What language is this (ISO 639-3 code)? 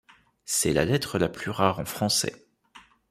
fra